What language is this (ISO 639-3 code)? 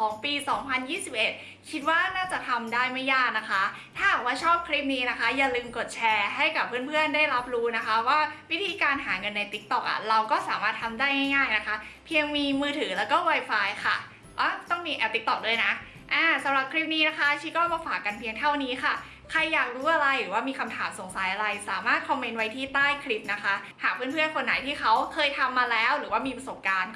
tha